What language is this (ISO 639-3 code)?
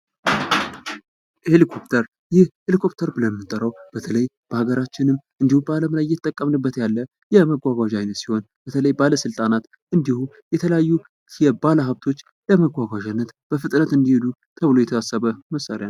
amh